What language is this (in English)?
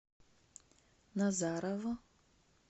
Russian